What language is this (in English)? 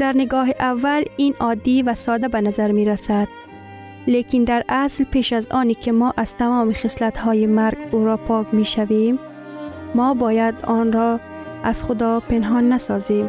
Persian